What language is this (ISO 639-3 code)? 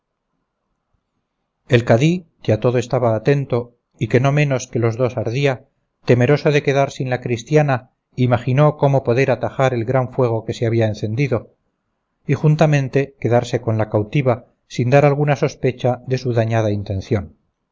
spa